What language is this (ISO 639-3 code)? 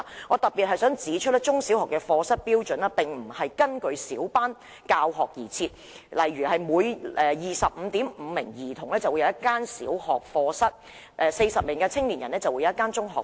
yue